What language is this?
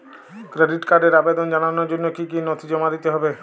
Bangla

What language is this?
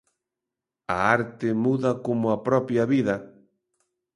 Galician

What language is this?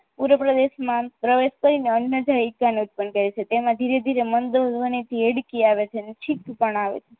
Gujarati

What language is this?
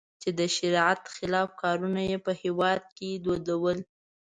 Pashto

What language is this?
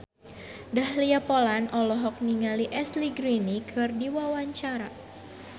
Sundanese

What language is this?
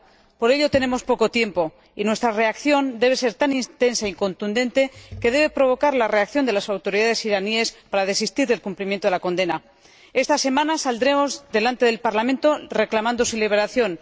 Spanish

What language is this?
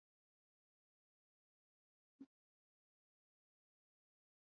Swahili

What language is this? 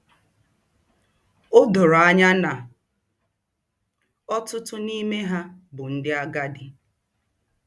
Igbo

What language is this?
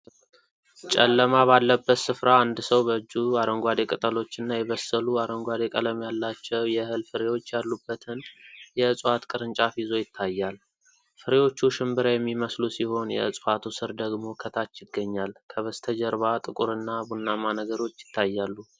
Amharic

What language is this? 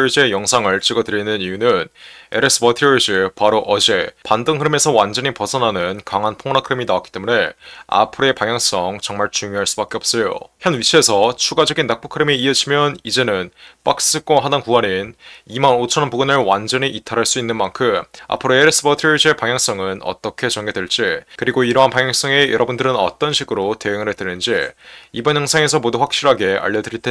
Korean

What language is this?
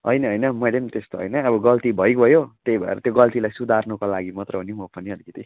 Nepali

